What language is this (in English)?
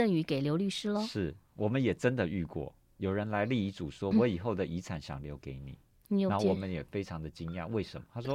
Chinese